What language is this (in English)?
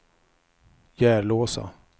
Swedish